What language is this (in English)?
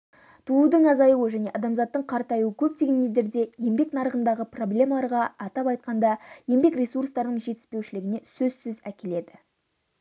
Kazakh